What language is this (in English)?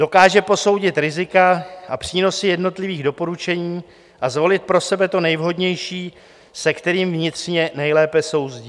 Czech